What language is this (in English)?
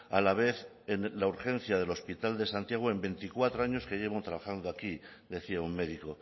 Spanish